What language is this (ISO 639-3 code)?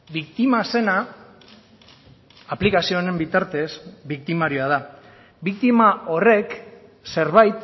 eus